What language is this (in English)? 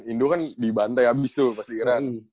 Indonesian